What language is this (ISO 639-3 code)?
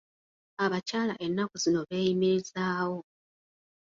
lug